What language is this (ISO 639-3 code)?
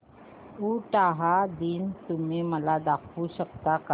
mar